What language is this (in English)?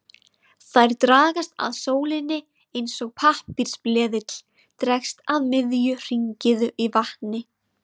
Icelandic